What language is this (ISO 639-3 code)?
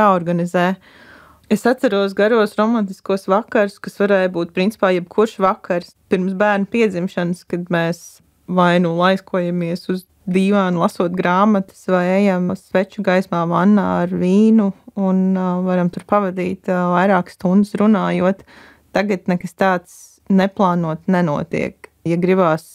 lav